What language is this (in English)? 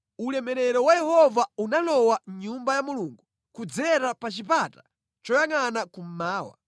Nyanja